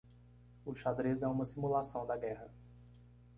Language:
Portuguese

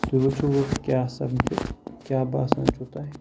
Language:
Kashmiri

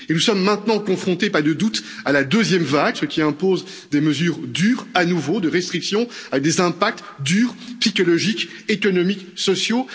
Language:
French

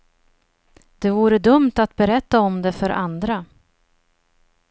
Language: Swedish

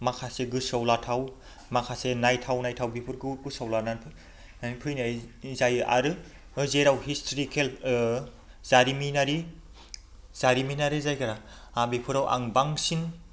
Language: Bodo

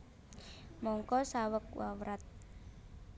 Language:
Javanese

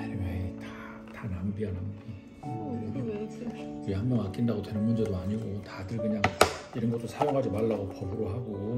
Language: Korean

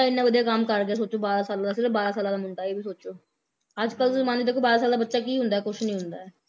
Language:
Punjabi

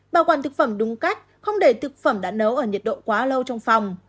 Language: Vietnamese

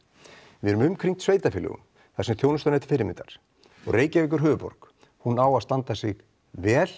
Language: Icelandic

